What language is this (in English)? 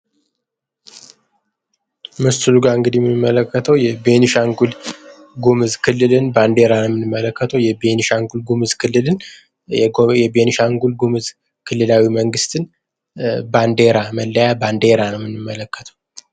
Amharic